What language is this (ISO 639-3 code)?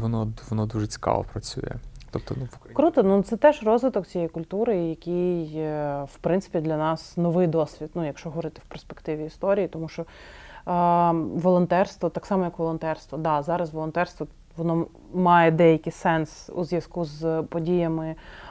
ukr